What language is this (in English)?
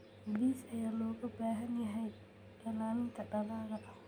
Somali